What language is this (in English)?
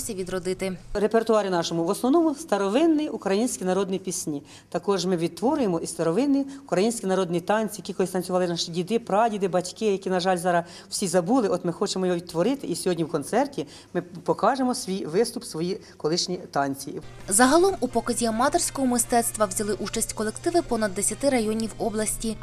Ukrainian